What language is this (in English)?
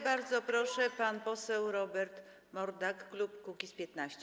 Polish